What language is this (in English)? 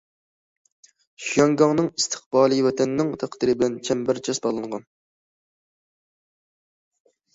Uyghur